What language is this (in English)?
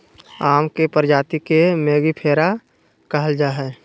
Magahi